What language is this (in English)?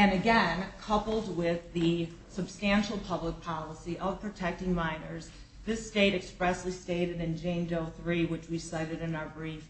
English